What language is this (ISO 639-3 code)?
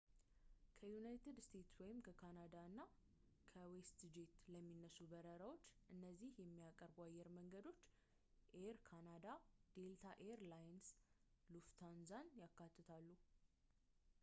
amh